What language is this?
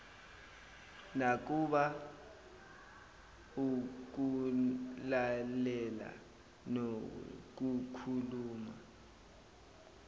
Zulu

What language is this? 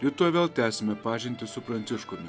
Lithuanian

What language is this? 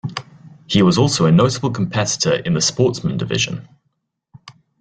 English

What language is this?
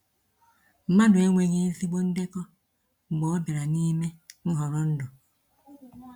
Igbo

